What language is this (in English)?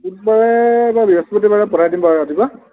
Assamese